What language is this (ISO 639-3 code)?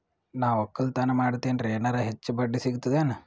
kan